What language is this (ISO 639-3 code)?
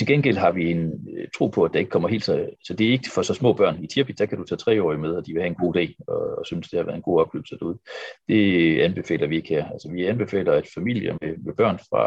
dan